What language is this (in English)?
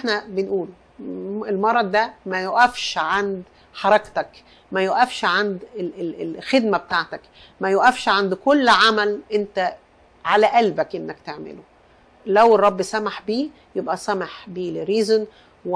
Arabic